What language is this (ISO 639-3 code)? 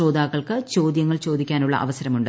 mal